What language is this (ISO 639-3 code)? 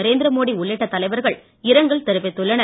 tam